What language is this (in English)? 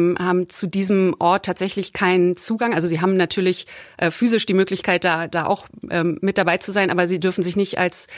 German